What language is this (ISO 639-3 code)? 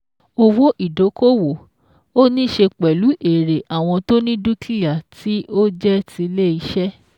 yor